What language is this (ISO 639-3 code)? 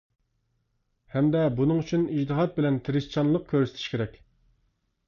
uig